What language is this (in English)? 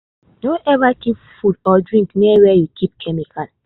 Nigerian Pidgin